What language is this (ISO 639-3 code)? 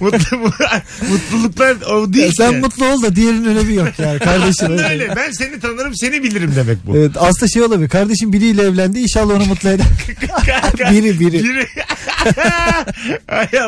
tur